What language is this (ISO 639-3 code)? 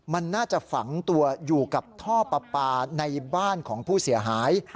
tha